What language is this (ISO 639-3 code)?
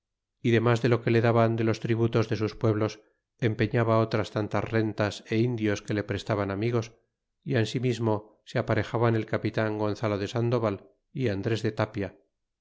spa